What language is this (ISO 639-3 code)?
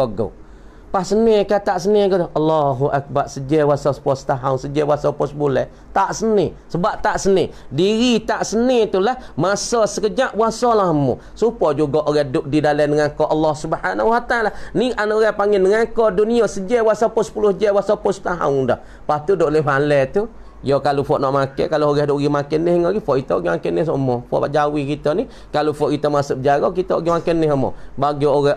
msa